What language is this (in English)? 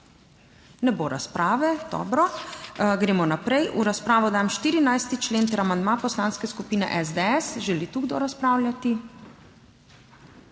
Slovenian